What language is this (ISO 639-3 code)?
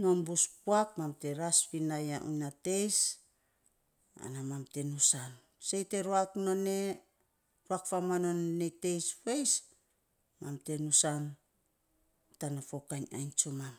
sps